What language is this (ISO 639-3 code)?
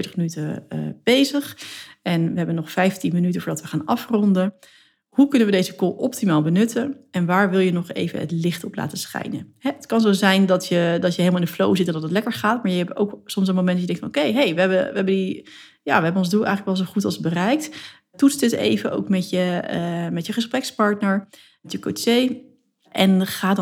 nld